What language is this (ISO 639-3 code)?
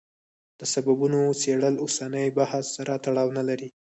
pus